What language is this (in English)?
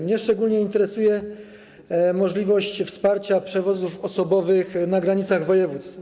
Polish